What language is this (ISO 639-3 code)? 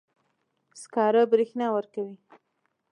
pus